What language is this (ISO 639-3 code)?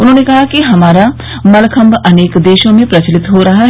hin